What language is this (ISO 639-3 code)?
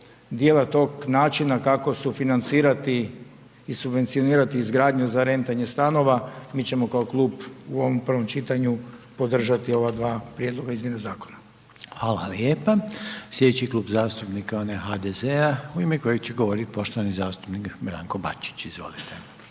hrv